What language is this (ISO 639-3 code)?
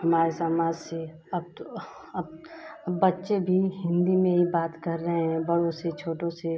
hin